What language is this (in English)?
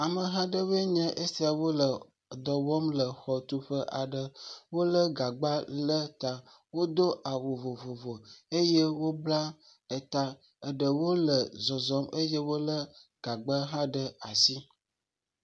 Ewe